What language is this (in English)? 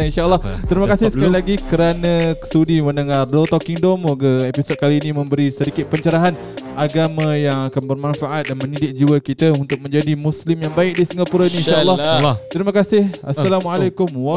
Malay